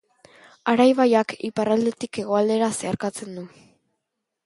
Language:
Basque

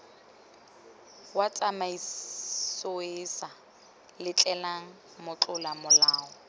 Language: Tswana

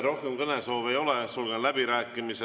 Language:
Estonian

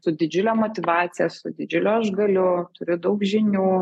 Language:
Lithuanian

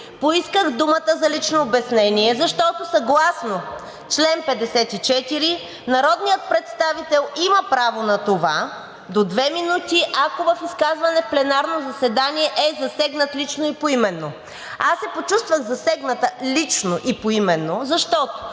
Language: Bulgarian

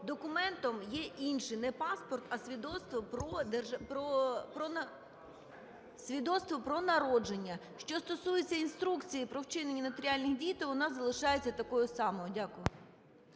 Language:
Ukrainian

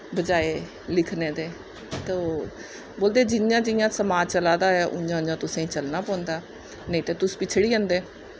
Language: Dogri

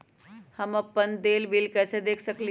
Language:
Magahi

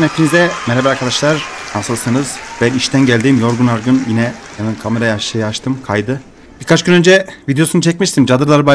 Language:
Turkish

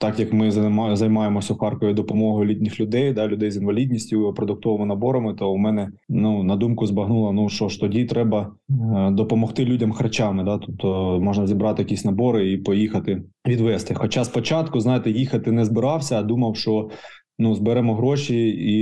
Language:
Ukrainian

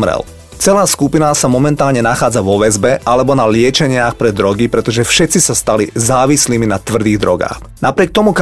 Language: Slovak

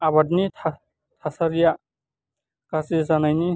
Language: Bodo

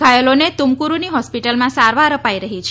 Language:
Gujarati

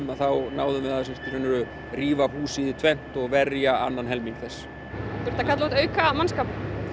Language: Icelandic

